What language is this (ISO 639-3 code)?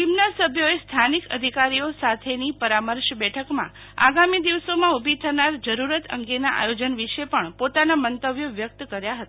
guj